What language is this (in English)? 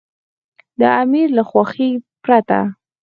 Pashto